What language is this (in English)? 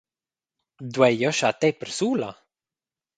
Romansh